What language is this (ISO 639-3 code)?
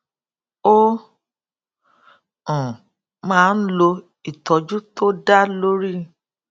yor